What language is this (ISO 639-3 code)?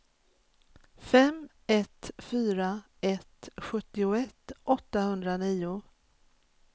swe